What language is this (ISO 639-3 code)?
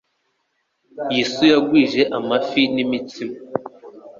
kin